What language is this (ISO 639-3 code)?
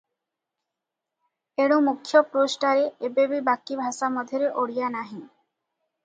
ori